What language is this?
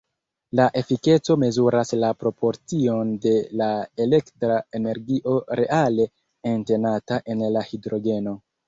Esperanto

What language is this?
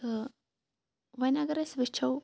Kashmiri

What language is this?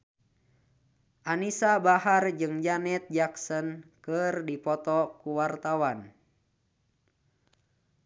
Sundanese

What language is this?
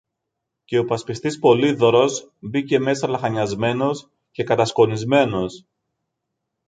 Greek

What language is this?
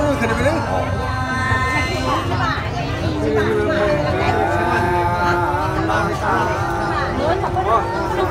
Thai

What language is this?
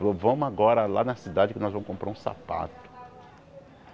Portuguese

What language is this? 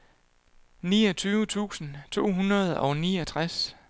Danish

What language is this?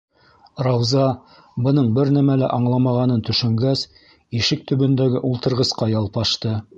Bashkir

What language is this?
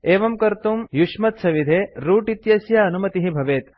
Sanskrit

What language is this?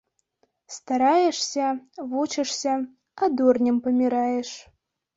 Belarusian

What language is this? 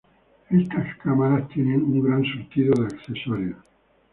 Spanish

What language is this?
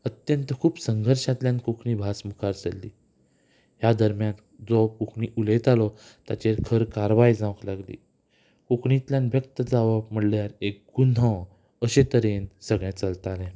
Konkani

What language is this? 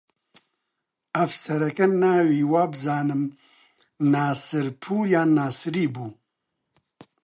Central Kurdish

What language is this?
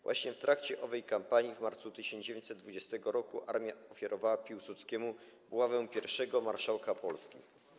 Polish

